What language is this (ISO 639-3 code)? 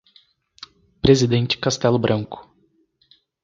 por